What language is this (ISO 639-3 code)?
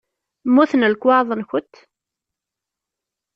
kab